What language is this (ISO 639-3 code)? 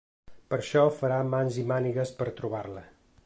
cat